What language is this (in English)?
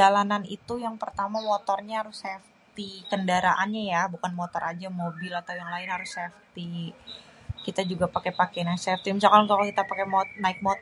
Betawi